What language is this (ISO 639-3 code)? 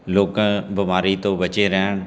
pan